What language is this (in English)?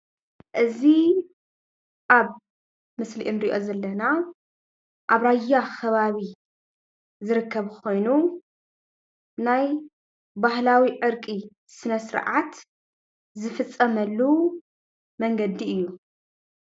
Tigrinya